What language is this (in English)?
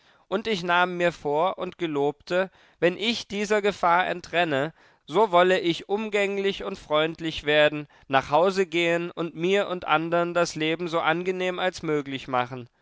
German